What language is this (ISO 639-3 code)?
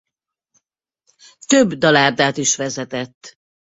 hun